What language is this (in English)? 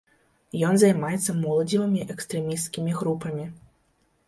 Belarusian